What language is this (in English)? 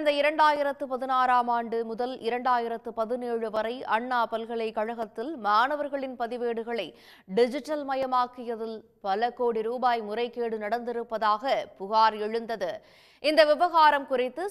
Romanian